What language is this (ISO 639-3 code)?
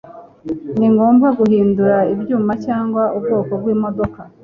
kin